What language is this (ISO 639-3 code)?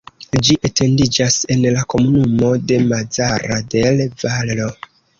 epo